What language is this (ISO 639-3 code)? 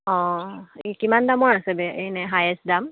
asm